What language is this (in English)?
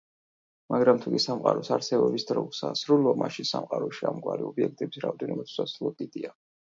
Georgian